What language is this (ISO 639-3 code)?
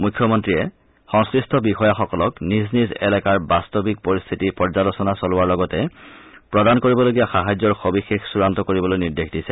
asm